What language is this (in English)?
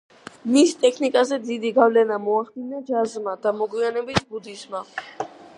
Georgian